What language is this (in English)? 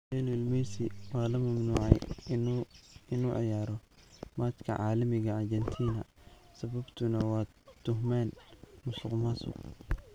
Somali